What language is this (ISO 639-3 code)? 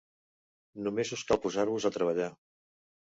cat